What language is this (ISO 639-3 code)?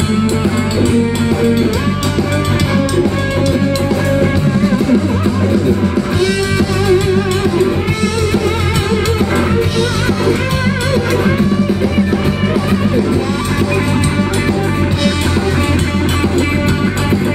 ell